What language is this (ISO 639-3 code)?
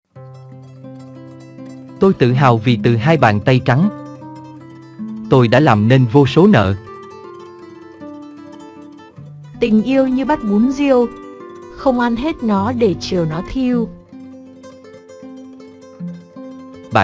vie